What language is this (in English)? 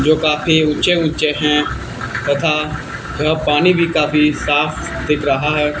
Hindi